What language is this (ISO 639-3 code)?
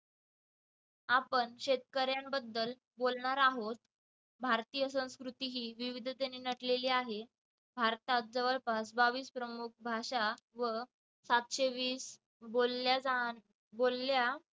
mar